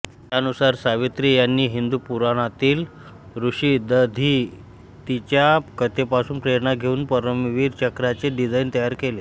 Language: Marathi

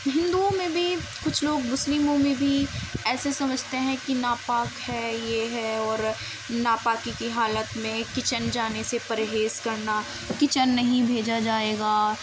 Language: Urdu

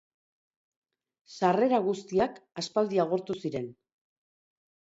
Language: Basque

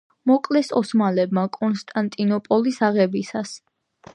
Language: Georgian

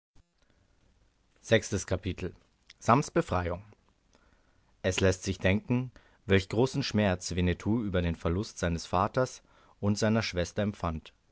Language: German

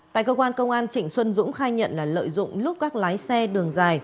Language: Vietnamese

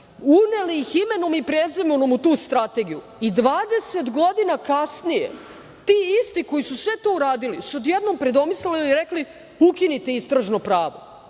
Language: Serbian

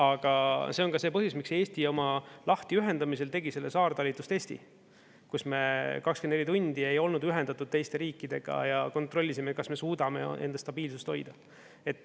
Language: Estonian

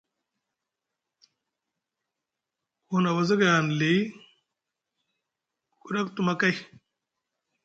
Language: Musgu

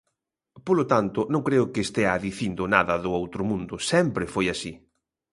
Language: Galician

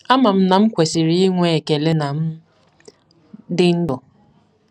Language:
Igbo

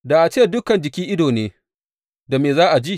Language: Hausa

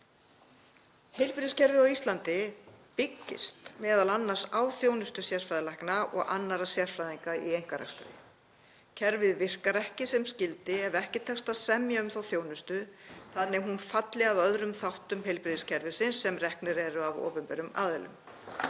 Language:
Icelandic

